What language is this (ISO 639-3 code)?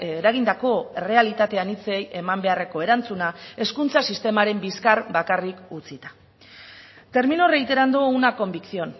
eus